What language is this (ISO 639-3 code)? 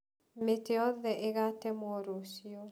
kik